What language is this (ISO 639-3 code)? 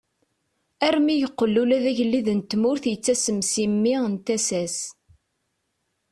kab